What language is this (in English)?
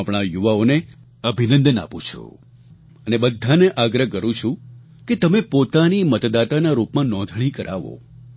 Gujarati